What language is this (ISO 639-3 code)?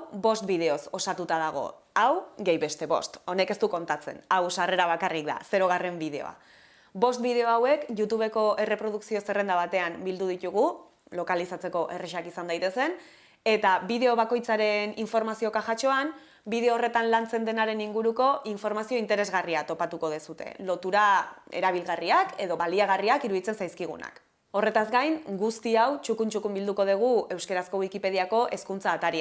eus